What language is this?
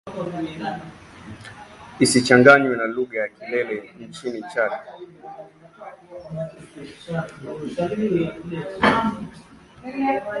Swahili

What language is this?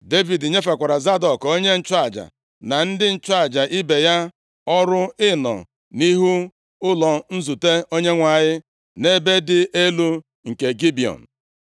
Igbo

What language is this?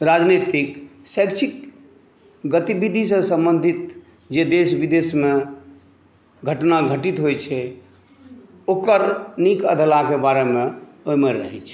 Maithili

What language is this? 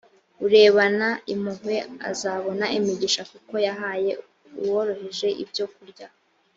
Kinyarwanda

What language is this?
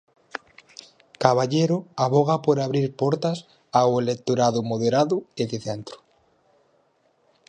Galician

